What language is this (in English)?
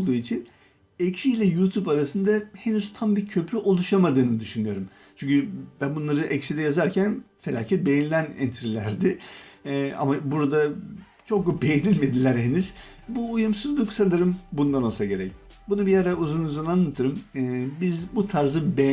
Turkish